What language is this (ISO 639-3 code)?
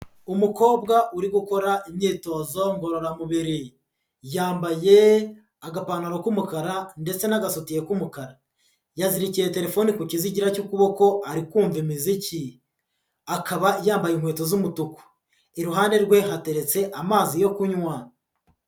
kin